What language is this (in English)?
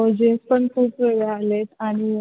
Marathi